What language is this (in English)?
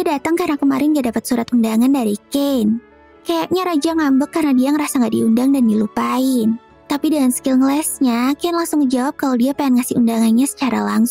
Indonesian